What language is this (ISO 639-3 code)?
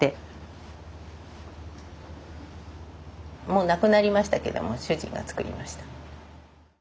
jpn